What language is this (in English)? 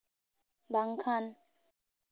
Santali